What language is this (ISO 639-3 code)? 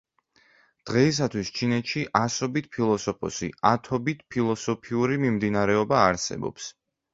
kat